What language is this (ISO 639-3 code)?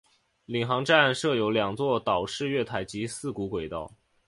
zho